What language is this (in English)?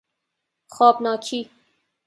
Persian